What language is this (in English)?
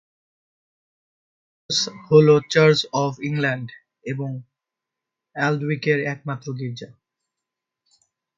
Bangla